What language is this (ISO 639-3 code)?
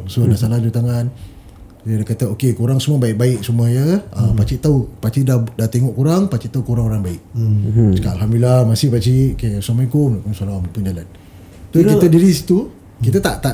msa